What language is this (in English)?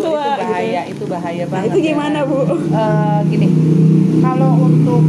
Indonesian